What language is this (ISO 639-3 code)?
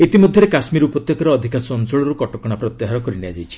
ori